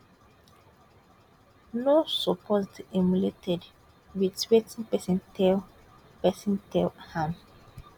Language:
Nigerian Pidgin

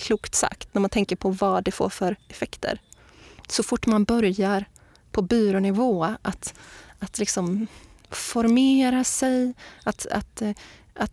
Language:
Swedish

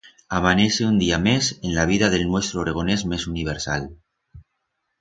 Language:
Aragonese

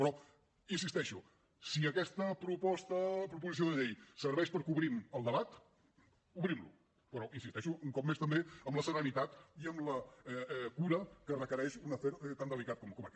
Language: Catalan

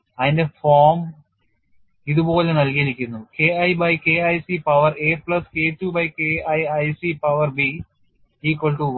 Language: Malayalam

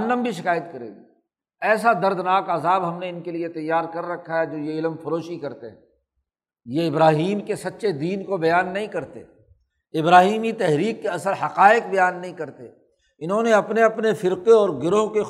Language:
Urdu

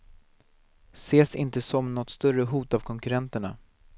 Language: Swedish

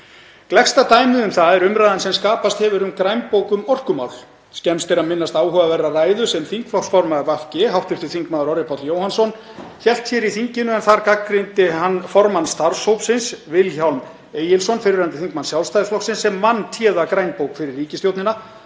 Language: Icelandic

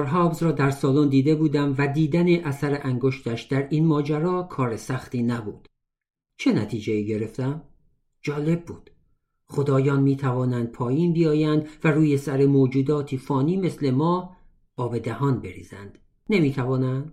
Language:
Persian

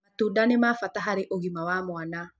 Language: Kikuyu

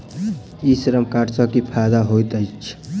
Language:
Maithili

